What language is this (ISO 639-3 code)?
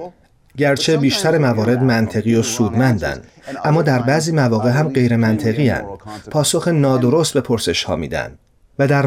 fas